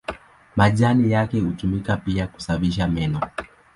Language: Swahili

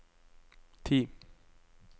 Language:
Norwegian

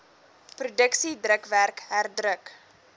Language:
Afrikaans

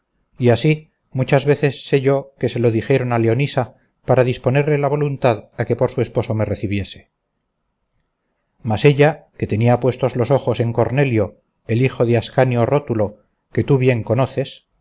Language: Spanish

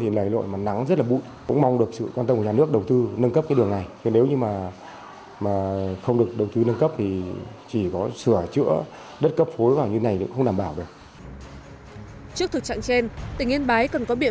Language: Vietnamese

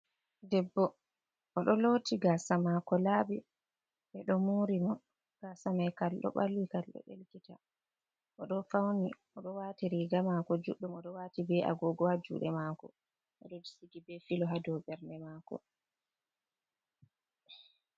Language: Fula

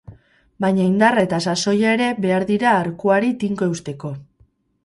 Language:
Basque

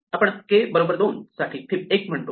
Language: Marathi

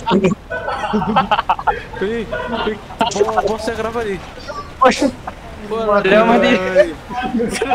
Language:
Indonesian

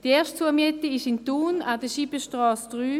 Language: Swiss German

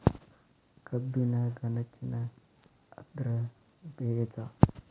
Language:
Kannada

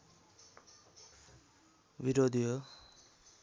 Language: Nepali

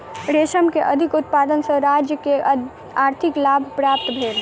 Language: Maithili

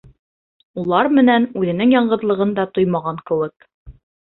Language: Bashkir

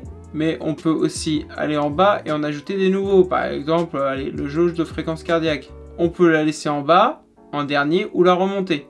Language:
French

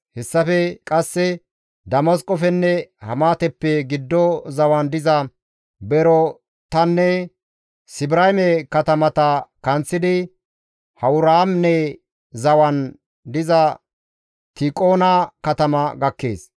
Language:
Gamo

